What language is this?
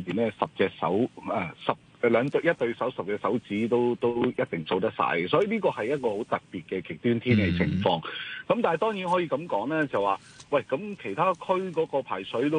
Chinese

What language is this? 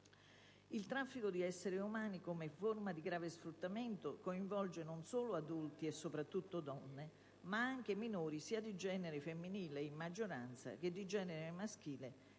Italian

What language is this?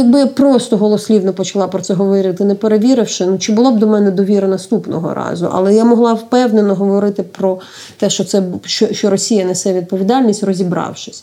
Ukrainian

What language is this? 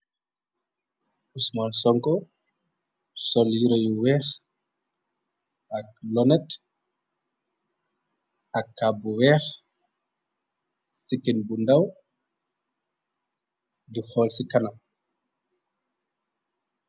Wolof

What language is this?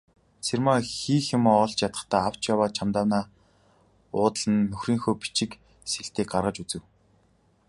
Mongolian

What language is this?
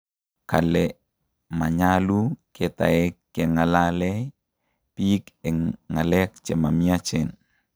Kalenjin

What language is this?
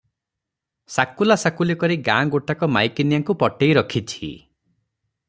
Odia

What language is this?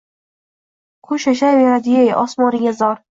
Uzbek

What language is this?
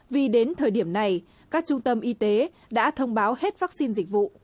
Vietnamese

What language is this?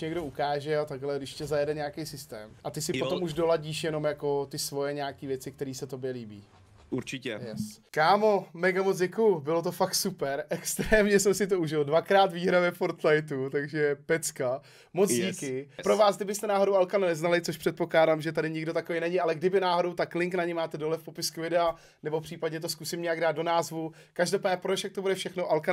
Czech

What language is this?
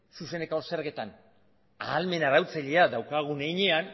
Basque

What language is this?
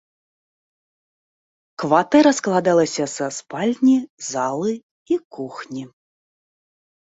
Belarusian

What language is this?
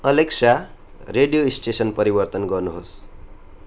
Nepali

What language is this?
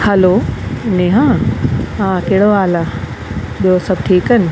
Sindhi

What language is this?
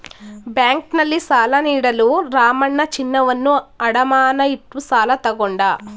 Kannada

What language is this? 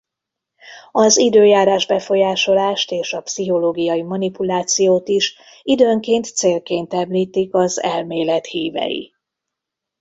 Hungarian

